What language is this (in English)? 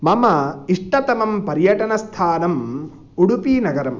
Sanskrit